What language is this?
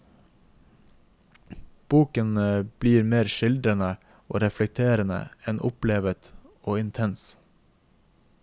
Norwegian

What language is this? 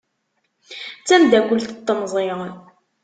Kabyle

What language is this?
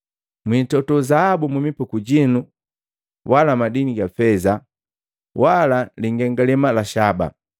Matengo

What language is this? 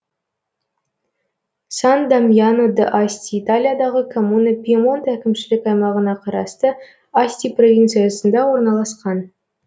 Kazakh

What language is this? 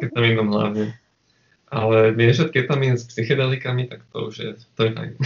Slovak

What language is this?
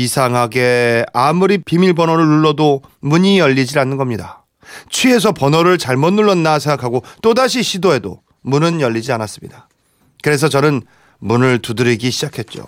Korean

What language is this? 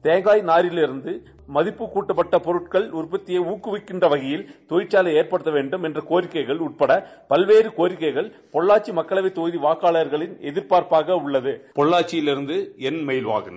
Tamil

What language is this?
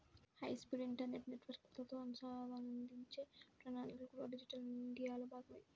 Telugu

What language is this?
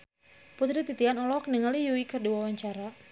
Sundanese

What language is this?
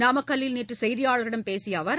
Tamil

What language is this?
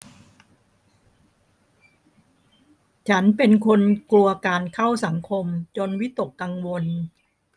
Thai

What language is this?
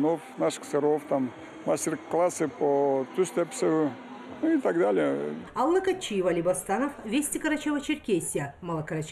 Russian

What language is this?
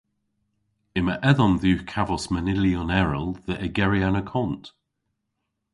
Cornish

